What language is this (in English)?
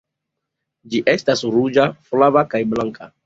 Esperanto